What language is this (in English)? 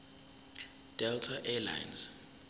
Zulu